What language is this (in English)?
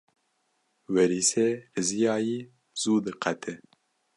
Kurdish